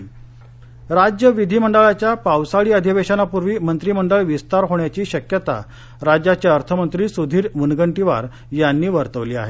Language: Marathi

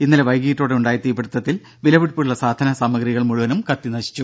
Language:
Malayalam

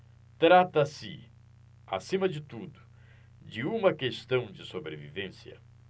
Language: Portuguese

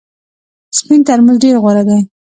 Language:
Pashto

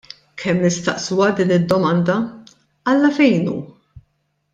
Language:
Maltese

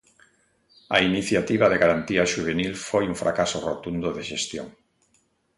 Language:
Galician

